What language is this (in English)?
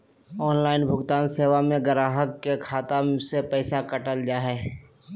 Magahi